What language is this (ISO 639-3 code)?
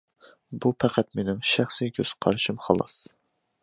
uig